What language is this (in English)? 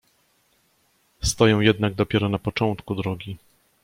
Polish